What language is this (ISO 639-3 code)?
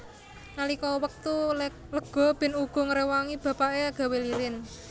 jav